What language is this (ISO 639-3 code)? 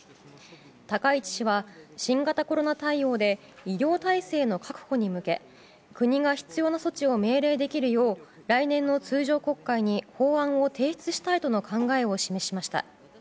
jpn